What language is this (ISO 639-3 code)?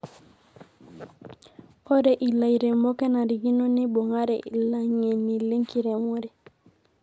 mas